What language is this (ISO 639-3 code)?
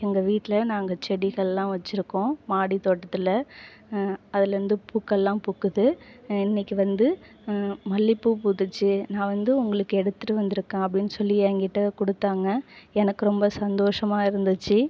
tam